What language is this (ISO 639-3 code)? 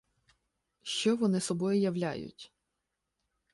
ukr